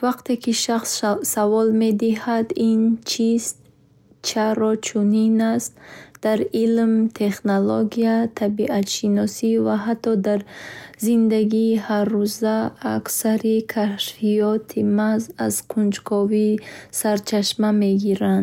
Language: Bukharic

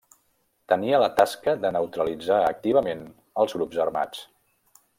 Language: Catalan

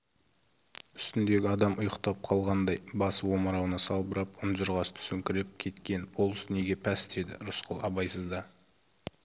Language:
Kazakh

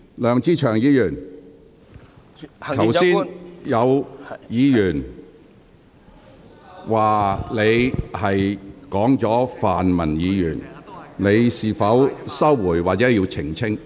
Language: Cantonese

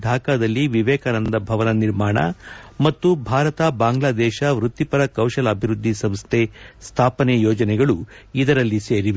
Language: Kannada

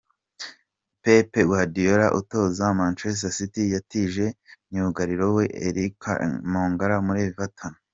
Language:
Kinyarwanda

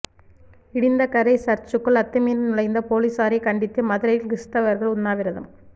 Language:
Tamil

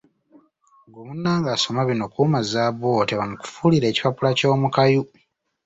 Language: Ganda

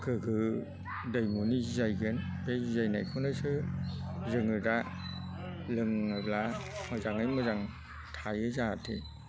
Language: Bodo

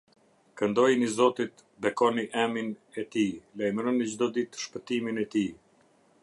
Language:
Albanian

